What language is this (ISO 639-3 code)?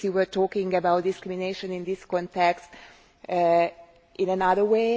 eng